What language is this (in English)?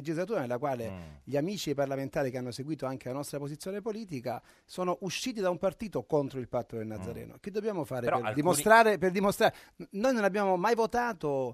Italian